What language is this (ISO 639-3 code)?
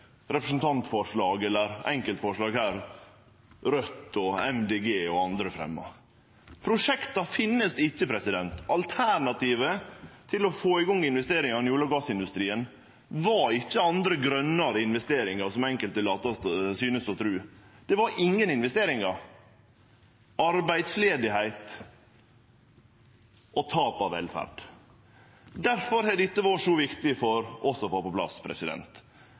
nno